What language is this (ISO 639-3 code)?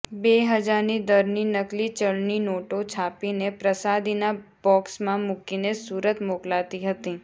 guj